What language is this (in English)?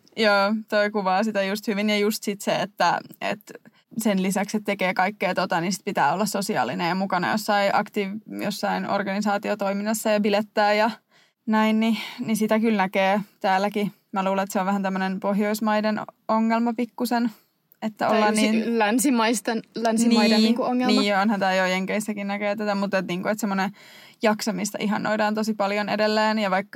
Finnish